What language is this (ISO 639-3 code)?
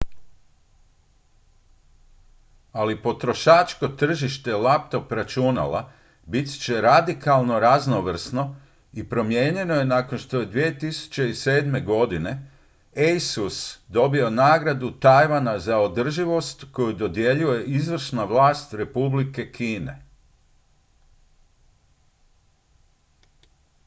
hrv